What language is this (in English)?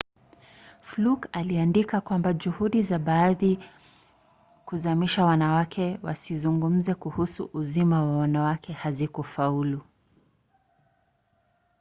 Swahili